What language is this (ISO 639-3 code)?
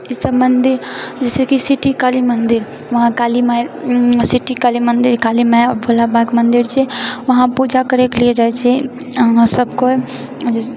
mai